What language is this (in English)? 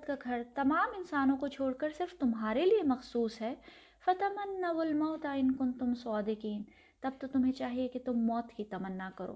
Urdu